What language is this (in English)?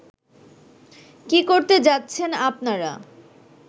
Bangla